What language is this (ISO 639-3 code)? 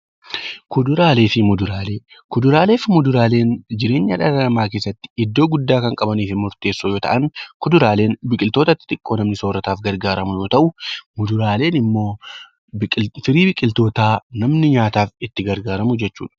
orm